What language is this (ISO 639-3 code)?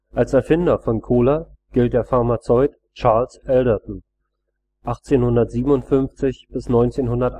deu